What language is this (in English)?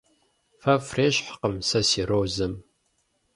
Kabardian